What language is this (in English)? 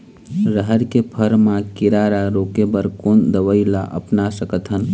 Chhattisgarhi